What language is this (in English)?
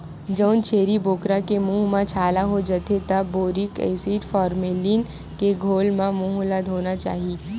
Chhattisgarhi